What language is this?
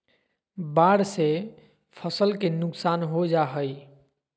Magahi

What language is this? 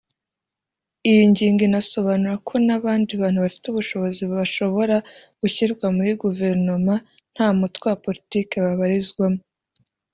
Kinyarwanda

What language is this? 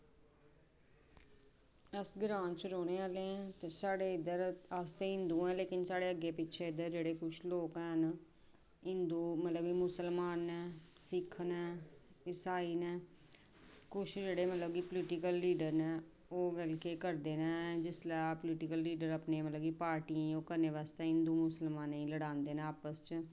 Dogri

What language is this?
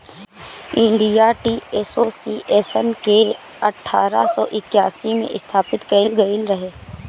Bhojpuri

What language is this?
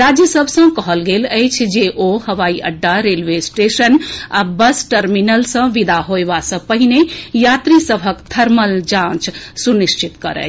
Maithili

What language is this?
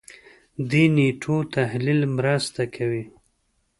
Pashto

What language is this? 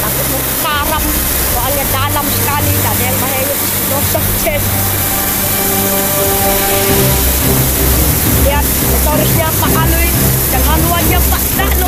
Spanish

